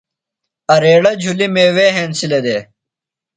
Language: Phalura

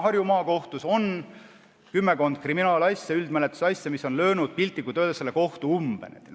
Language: Estonian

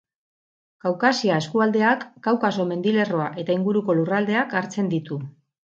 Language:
Basque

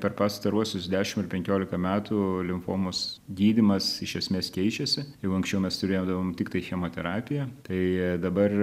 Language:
Lithuanian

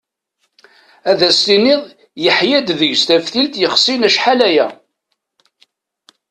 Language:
Kabyle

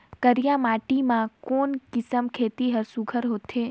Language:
Chhattisgarhi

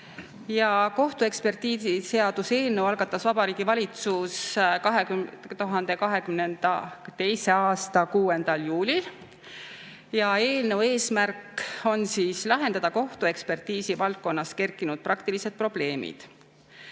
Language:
Estonian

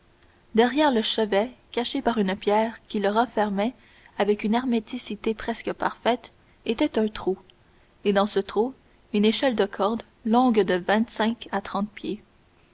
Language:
French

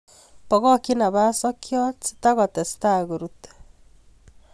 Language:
Kalenjin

